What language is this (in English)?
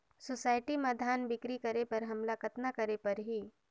Chhattisgarhi